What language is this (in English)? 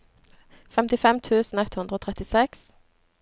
Norwegian